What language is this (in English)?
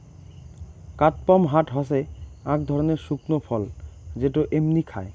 Bangla